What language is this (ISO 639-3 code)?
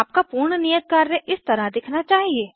hin